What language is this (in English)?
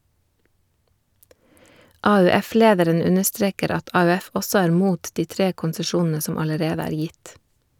Norwegian